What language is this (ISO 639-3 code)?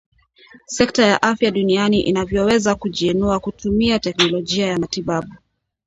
swa